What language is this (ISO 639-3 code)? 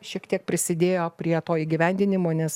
lit